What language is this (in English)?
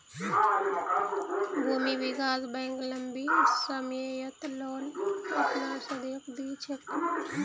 Magahi